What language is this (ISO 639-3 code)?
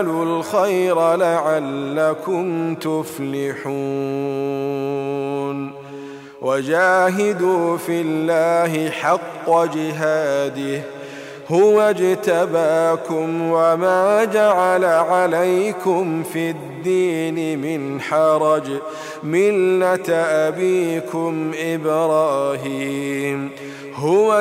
ara